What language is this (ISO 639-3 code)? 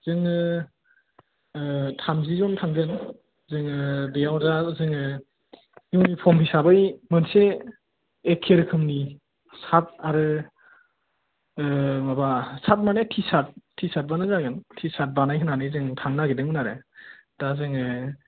brx